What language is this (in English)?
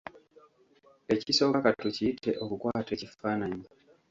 Ganda